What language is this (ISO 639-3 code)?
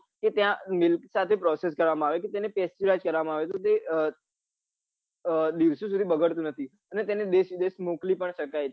guj